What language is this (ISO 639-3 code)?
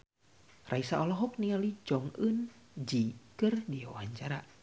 sun